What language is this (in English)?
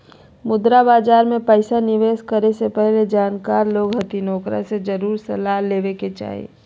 Magahi